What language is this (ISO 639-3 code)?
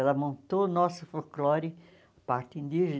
por